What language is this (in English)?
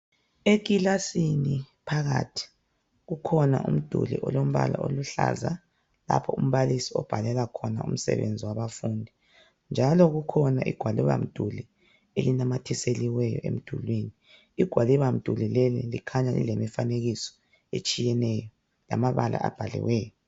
North Ndebele